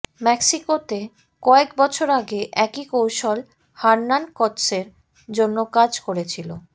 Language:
Bangla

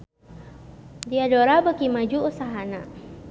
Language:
Sundanese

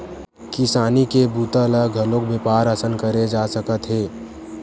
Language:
Chhattisgarhi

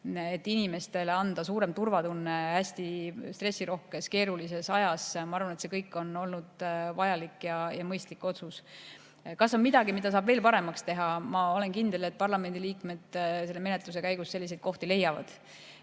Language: Estonian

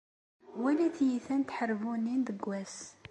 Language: Kabyle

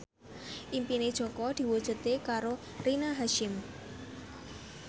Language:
Javanese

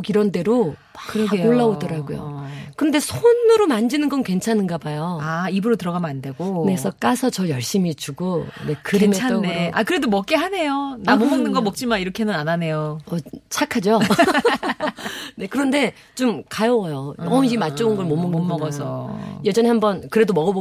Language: Korean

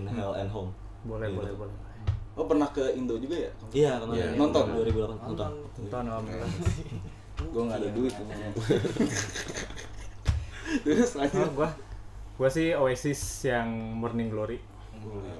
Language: Indonesian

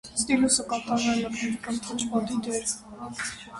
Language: Armenian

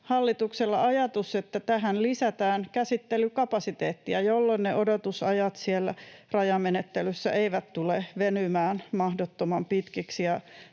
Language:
Finnish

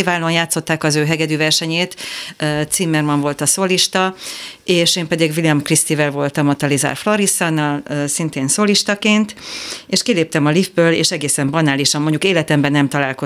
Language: Hungarian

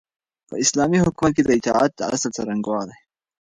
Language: Pashto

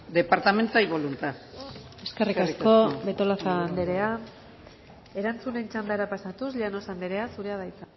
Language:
Basque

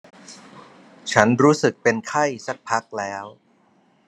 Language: Thai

